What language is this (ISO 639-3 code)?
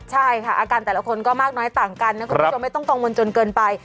tha